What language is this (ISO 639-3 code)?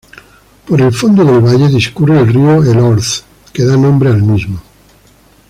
spa